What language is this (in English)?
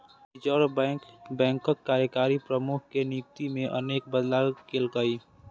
Maithili